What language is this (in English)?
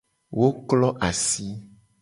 Gen